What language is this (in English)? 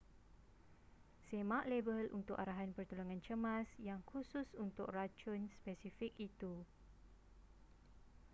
Malay